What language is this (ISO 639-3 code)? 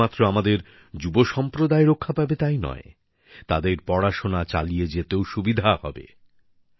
ben